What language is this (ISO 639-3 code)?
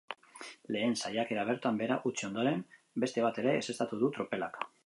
eus